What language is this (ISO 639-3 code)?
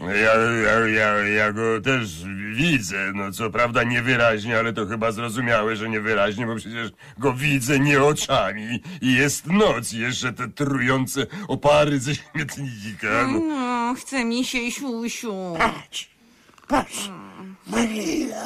pol